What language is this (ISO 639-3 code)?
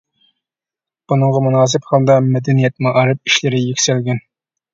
uig